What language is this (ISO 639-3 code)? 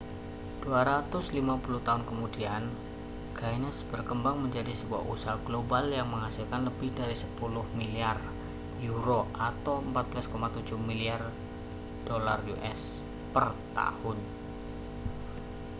ind